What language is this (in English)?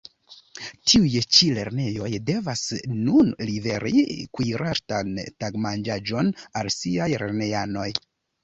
Esperanto